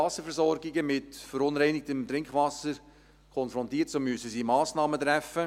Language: Swiss German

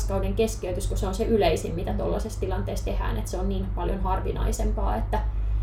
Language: Finnish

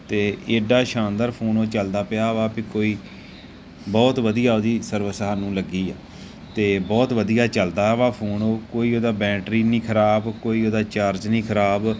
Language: Punjabi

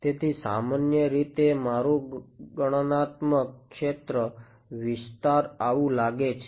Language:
Gujarati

